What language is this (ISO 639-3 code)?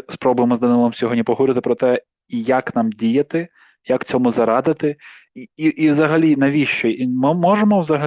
ukr